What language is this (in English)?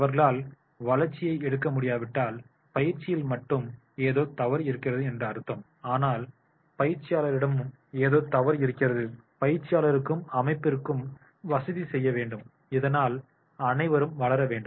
Tamil